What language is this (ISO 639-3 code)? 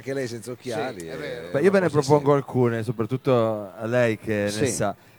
ita